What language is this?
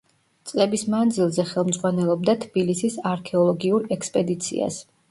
Georgian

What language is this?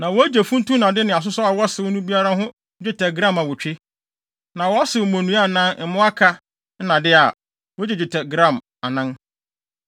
Akan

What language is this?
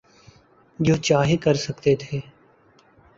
Urdu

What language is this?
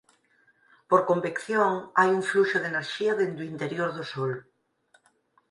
Galician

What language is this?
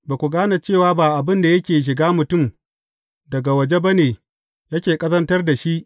Hausa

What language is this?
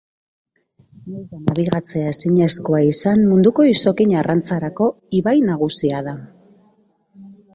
Basque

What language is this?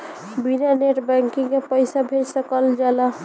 Bhojpuri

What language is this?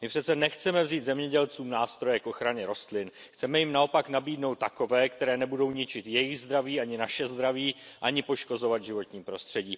Czech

